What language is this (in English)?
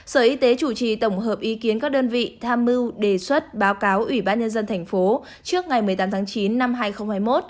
Vietnamese